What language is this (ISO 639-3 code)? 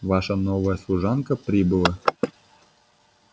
rus